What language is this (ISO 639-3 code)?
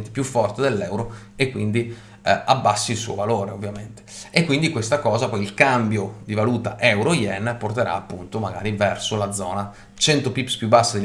ita